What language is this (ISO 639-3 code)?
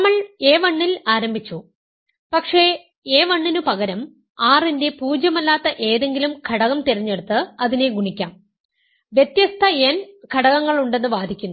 mal